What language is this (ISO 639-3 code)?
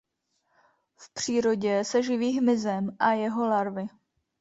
ces